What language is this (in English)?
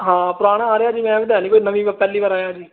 Punjabi